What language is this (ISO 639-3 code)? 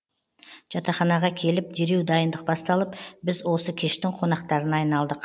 kaz